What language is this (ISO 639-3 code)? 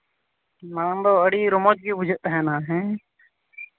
sat